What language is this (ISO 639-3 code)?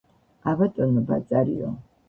kat